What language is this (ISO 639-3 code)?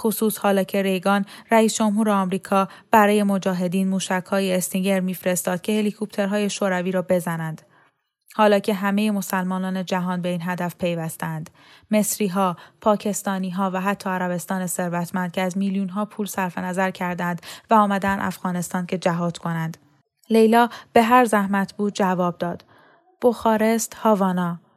fas